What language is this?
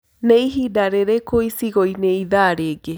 Kikuyu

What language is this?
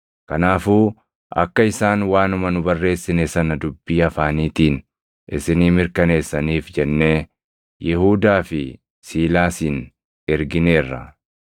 Oromo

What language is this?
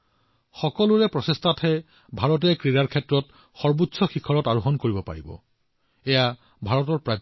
Assamese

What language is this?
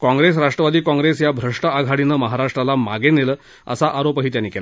Marathi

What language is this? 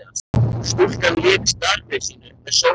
Icelandic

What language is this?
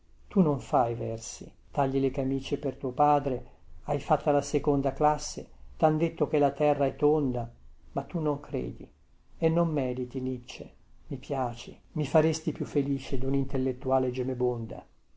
Italian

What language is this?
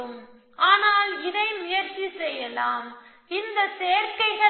Tamil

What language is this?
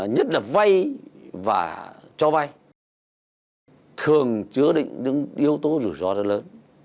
Vietnamese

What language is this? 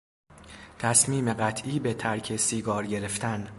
Persian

